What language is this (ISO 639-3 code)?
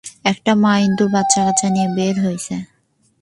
ben